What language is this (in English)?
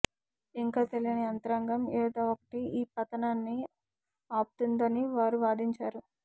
Telugu